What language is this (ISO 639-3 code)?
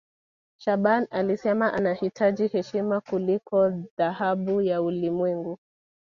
swa